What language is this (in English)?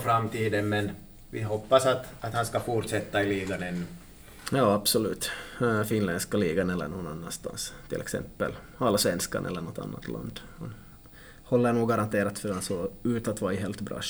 Swedish